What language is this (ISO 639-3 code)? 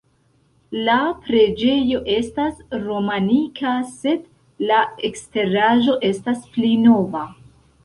epo